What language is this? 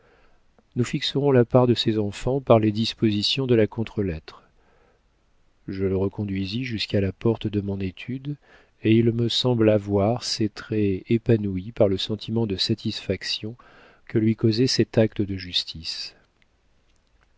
French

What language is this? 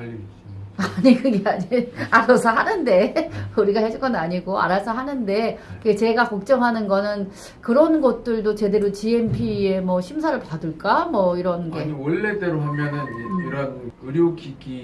Korean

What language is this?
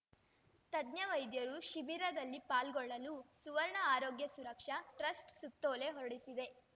Kannada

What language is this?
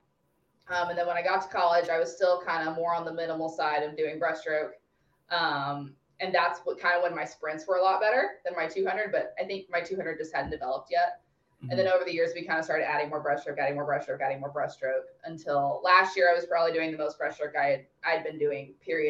English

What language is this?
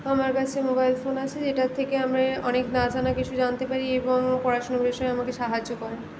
Bangla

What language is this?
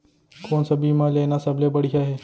Chhattisgarhi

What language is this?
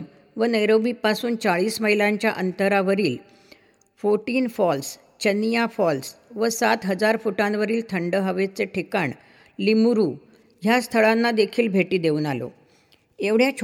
Marathi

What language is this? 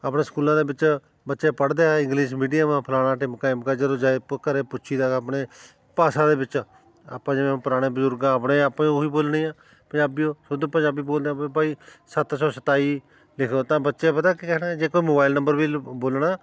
Punjabi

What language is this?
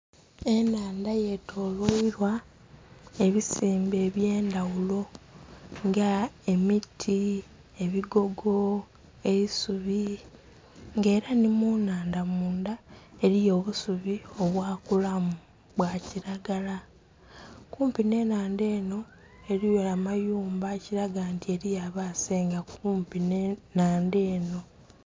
Soga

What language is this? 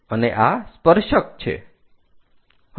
Gujarati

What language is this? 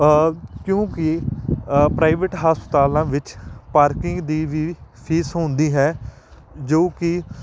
Punjabi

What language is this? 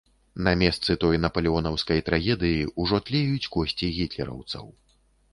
Belarusian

